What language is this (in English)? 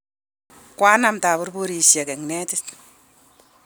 Kalenjin